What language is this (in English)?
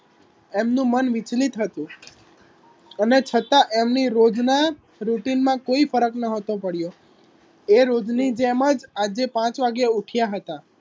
Gujarati